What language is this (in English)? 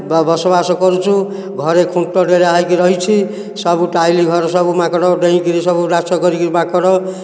Odia